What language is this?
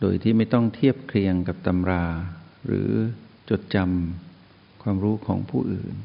Thai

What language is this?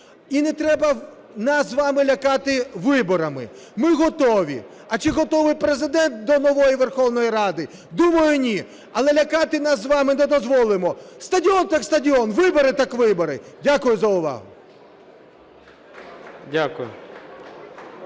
Ukrainian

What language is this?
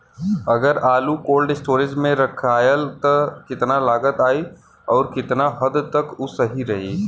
Bhojpuri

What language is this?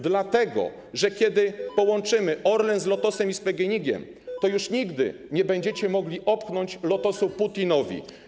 Polish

